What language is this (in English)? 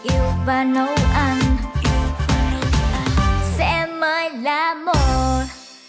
Vietnamese